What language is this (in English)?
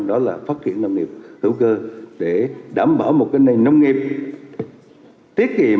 Vietnamese